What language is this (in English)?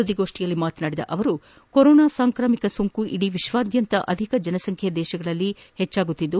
Kannada